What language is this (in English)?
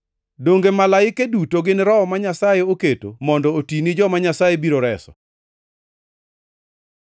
Luo (Kenya and Tanzania)